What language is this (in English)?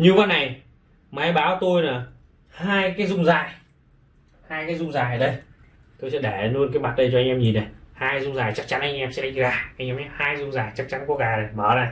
Vietnamese